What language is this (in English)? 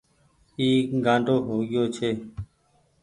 Goaria